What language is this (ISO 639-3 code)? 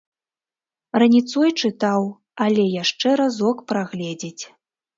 bel